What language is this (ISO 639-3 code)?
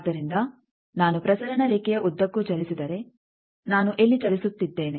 kan